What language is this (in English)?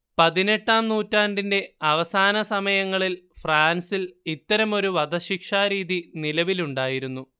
Malayalam